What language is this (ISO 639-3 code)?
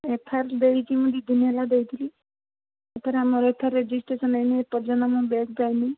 ori